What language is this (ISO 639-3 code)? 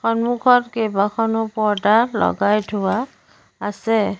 asm